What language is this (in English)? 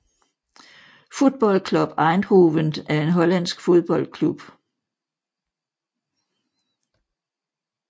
Danish